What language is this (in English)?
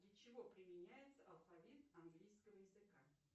Russian